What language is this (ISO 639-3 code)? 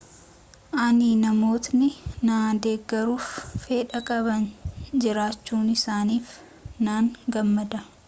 orm